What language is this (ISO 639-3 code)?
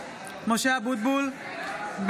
heb